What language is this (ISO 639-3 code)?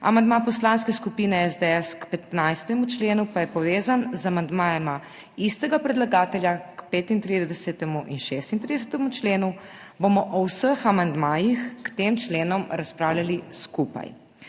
slv